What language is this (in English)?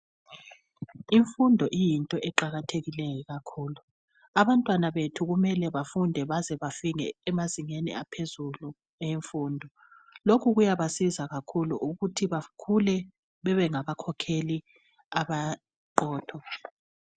North Ndebele